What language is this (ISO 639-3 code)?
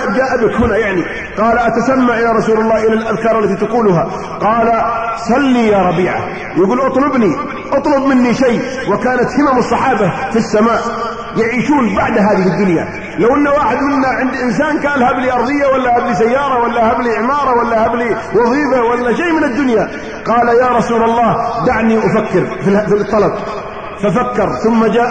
ara